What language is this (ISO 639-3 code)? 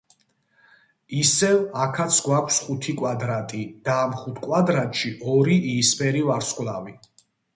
kat